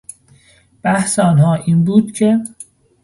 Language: Persian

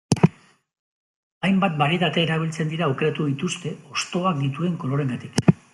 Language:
Basque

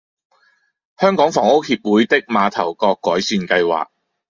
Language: Cantonese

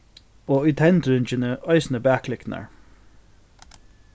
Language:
Faroese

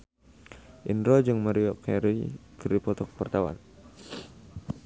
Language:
Sundanese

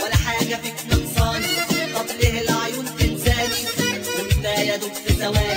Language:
Arabic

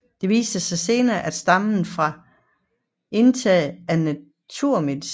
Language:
Danish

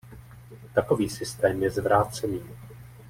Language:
Czech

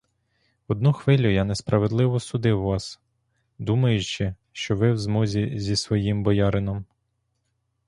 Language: Ukrainian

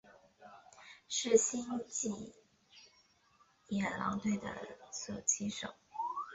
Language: Chinese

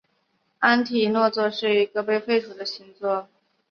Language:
Chinese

